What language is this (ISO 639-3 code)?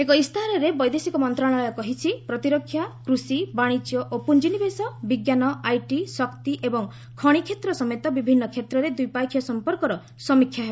ori